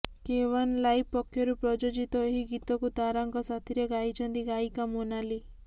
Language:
Odia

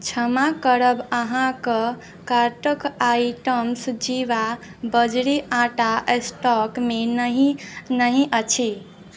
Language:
Maithili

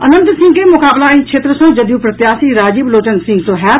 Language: Maithili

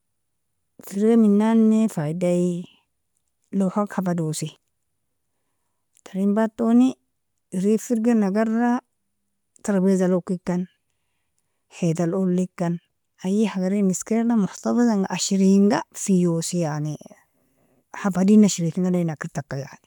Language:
Nobiin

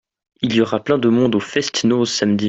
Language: French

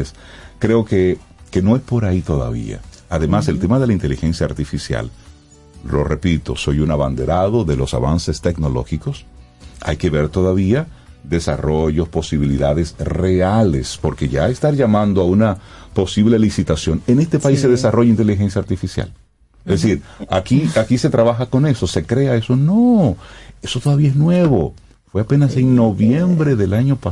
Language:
Spanish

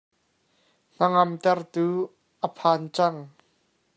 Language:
Hakha Chin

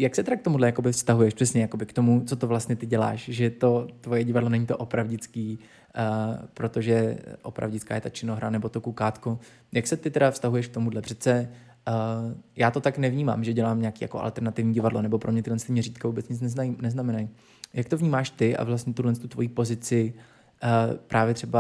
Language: Czech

